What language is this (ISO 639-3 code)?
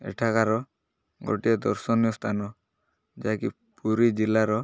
ori